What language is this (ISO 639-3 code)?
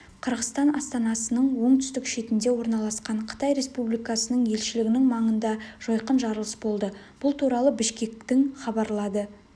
kaz